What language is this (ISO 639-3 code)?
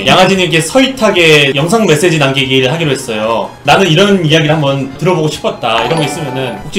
kor